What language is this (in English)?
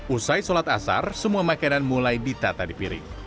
Indonesian